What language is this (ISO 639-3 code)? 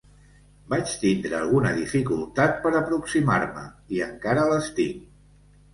cat